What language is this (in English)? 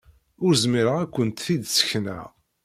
Kabyle